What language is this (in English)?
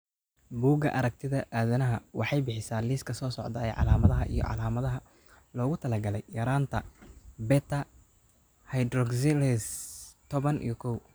Somali